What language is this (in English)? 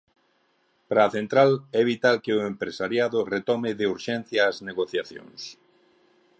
Galician